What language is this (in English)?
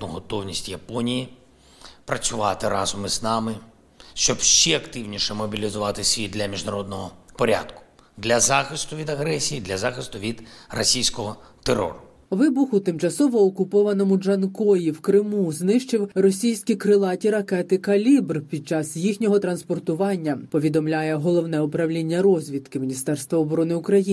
Ukrainian